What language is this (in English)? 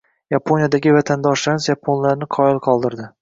Uzbek